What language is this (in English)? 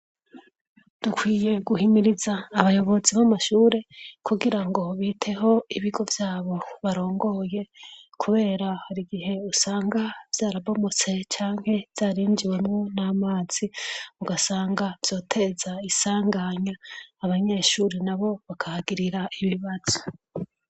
Rundi